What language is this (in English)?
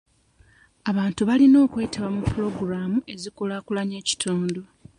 Ganda